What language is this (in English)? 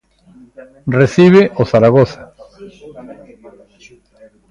Galician